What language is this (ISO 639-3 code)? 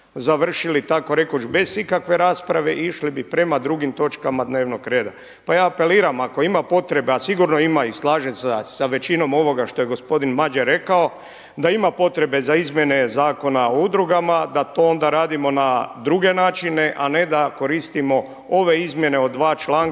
hrv